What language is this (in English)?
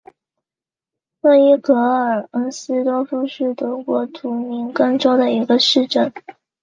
Chinese